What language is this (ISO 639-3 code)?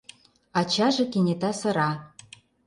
chm